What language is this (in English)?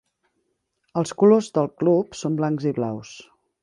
Catalan